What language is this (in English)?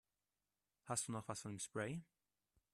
German